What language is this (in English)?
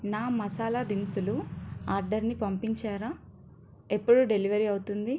Telugu